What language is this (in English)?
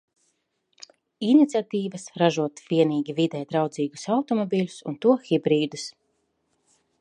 Latvian